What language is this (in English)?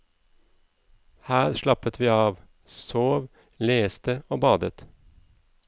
Norwegian